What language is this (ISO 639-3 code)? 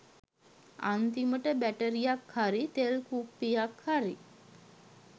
sin